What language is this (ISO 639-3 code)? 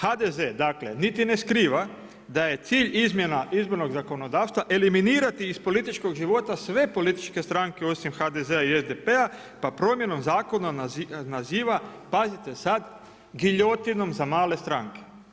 hrv